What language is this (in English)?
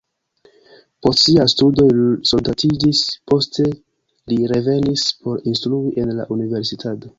Esperanto